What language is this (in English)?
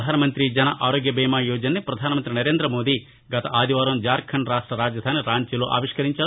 Telugu